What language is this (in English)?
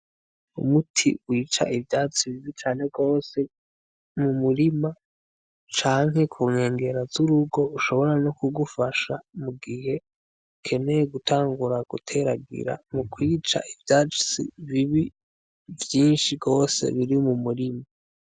Rundi